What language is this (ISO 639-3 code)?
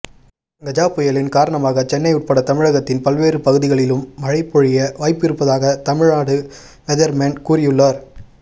tam